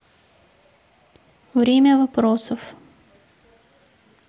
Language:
Russian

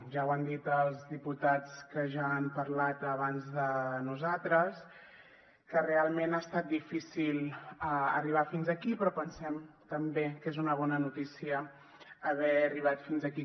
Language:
Catalan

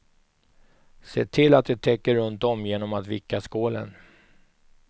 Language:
Swedish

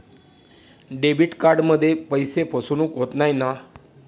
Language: Marathi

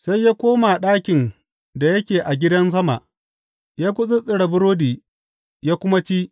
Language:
Hausa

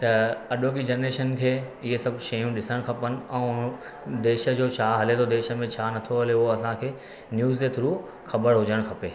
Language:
Sindhi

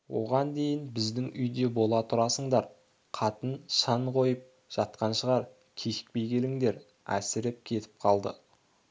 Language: Kazakh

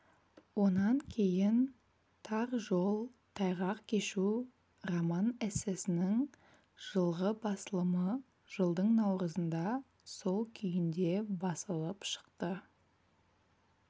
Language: Kazakh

